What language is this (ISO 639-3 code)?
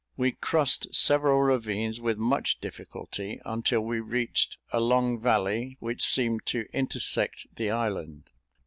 eng